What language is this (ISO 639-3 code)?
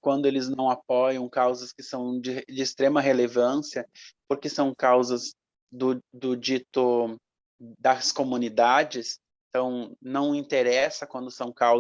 por